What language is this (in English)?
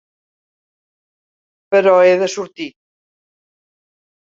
Catalan